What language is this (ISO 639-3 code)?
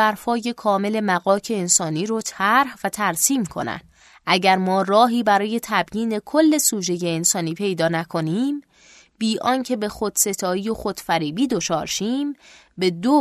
fas